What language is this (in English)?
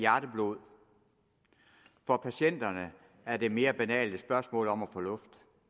Danish